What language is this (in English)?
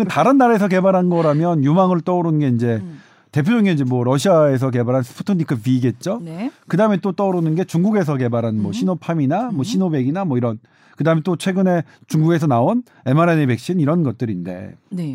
Korean